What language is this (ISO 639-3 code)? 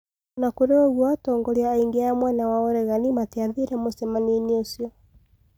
kik